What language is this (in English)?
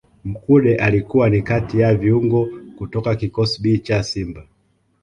Swahili